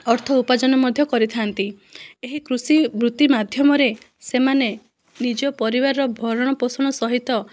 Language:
Odia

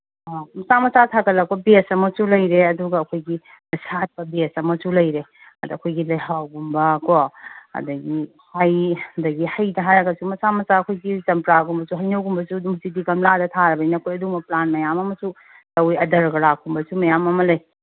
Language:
Manipuri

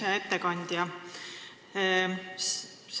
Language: Estonian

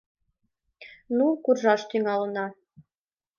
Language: Mari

